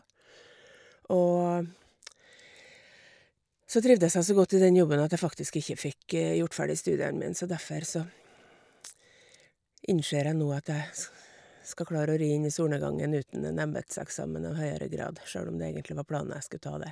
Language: Norwegian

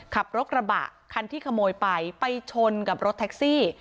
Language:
Thai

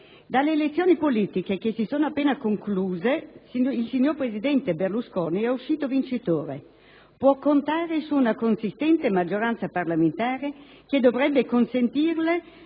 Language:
Italian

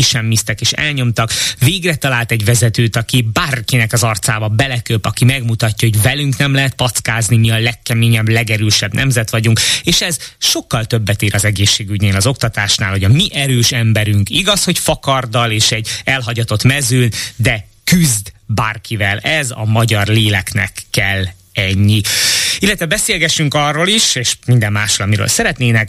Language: Hungarian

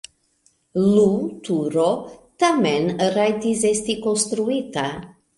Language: Esperanto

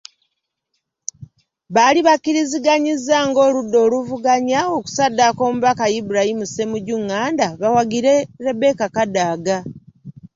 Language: Ganda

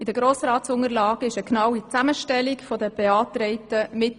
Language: Swiss German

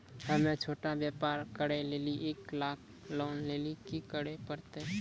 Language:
Maithili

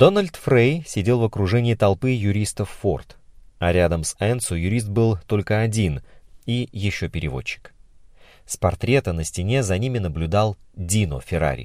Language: Russian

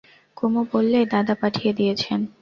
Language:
Bangla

